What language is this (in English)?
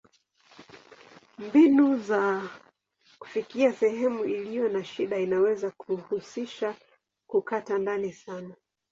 Swahili